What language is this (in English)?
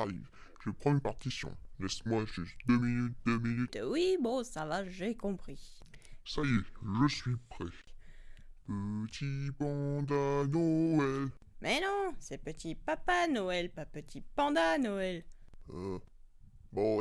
French